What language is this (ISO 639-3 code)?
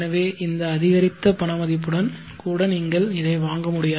tam